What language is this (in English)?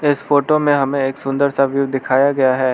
Hindi